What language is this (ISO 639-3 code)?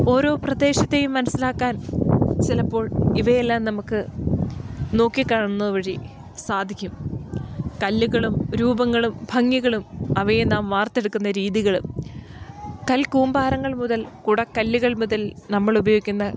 mal